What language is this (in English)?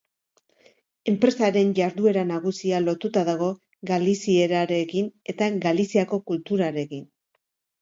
Basque